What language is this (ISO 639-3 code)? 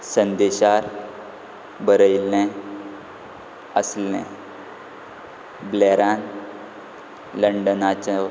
kok